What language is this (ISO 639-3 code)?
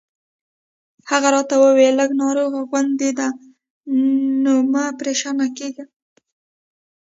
pus